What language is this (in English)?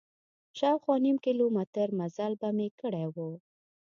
Pashto